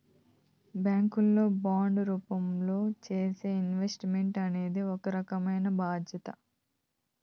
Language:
Telugu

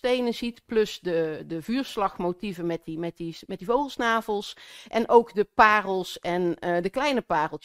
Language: Dutch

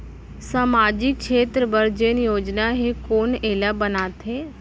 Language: Chhattisgarhi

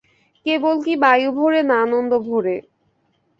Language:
Bangla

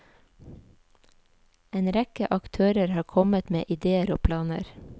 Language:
Norwegian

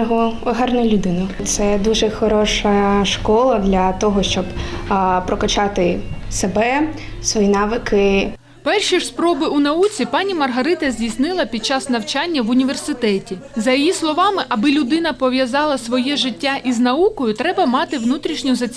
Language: Ukrainian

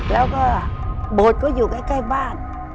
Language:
Thai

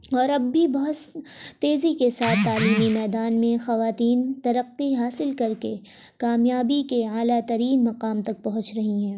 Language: Urdu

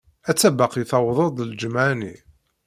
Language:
Kabyle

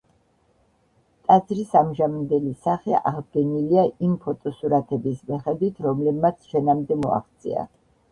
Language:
Georgian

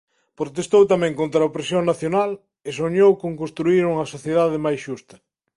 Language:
Galician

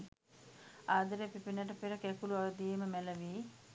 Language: Sinhala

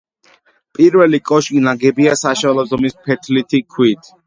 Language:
Georgian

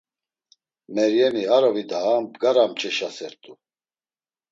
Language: Laz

